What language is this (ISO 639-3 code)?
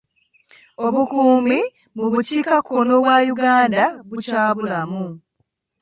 lug